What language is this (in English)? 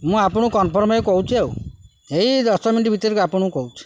Odia